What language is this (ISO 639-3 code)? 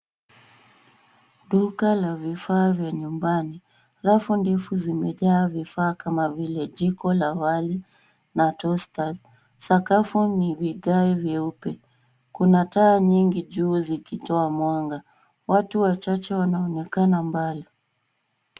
swa